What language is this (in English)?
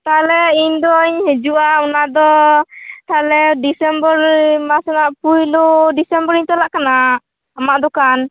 Santali